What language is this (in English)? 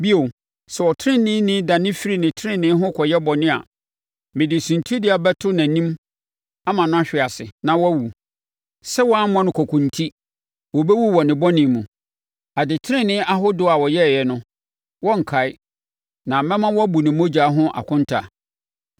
Akan